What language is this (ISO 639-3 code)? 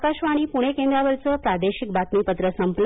mar